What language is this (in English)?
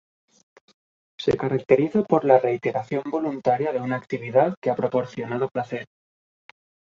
Spanish